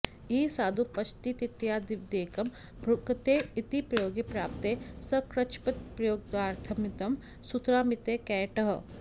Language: Sanskrit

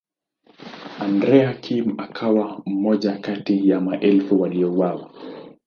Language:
Swahili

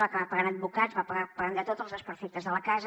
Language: Catalan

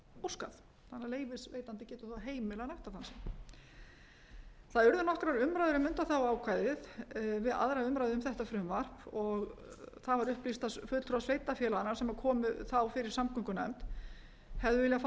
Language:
Icelandic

